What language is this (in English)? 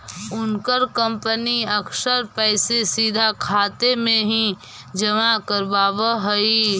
Magahi